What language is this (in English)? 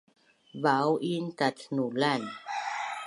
Bunun